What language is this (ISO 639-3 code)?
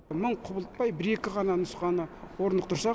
kaz